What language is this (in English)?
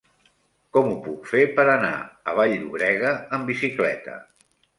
Catalan